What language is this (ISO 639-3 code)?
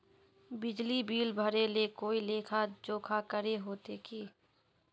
mag